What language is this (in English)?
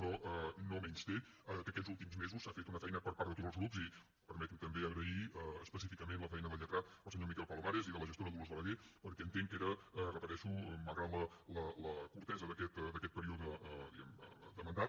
Catalan